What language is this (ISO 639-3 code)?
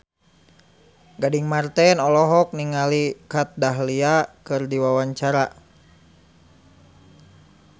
sun